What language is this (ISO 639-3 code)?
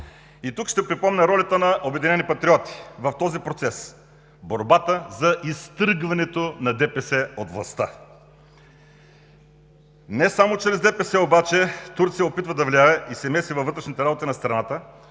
bul